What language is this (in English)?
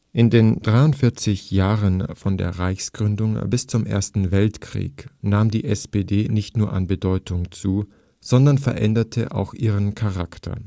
German